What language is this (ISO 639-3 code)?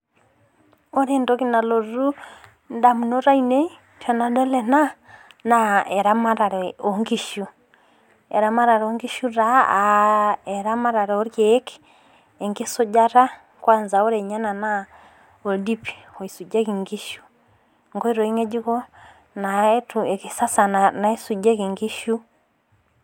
mas